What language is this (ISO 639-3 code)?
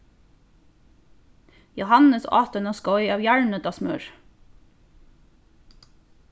fao